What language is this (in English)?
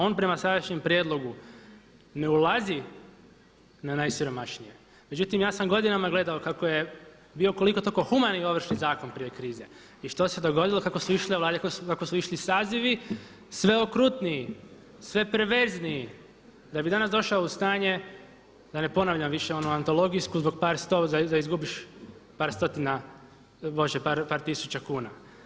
Croatian